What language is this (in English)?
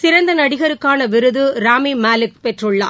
Tamil